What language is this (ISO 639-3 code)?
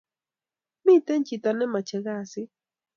kln